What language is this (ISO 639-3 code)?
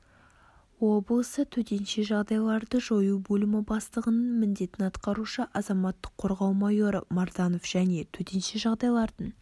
kaz